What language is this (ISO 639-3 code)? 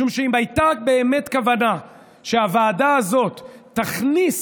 heb